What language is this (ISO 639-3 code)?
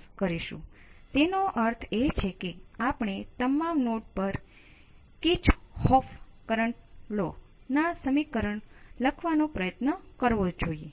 guj